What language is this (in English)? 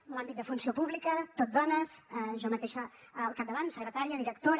Catalan